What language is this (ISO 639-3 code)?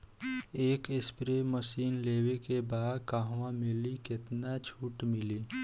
bho